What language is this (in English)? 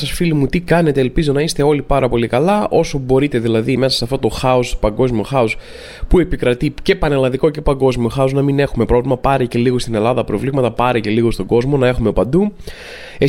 Greek